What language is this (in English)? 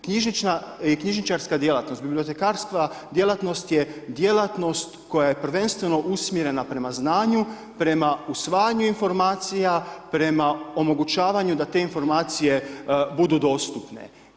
Croatian